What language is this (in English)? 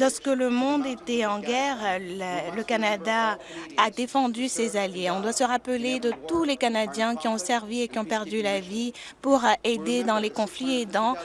French